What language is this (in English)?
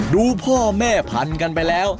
Thai